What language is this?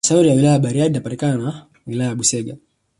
Swahili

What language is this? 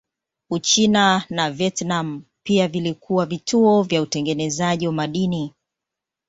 Swahili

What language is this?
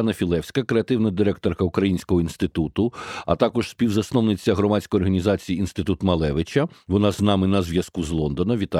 Ukrainian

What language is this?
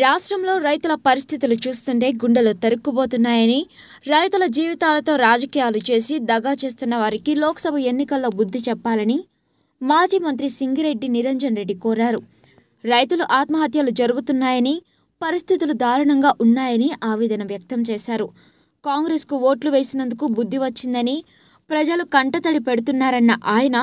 Telugu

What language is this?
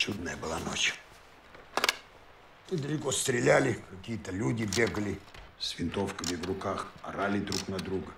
Russian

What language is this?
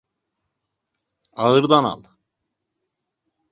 Turkish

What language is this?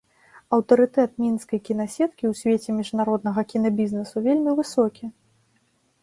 Belarusian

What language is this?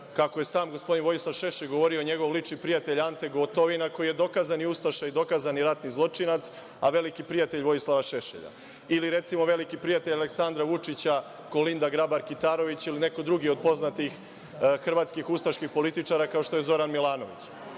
Serbian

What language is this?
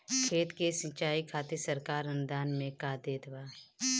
Bhojpuri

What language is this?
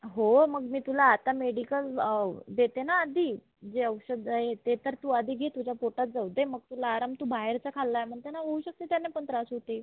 Marathi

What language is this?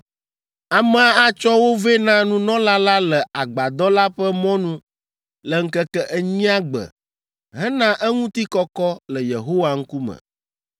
Ewe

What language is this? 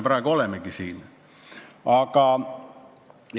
Estonian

